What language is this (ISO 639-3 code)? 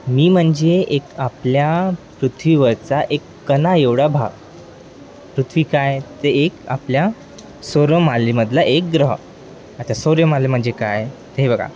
mar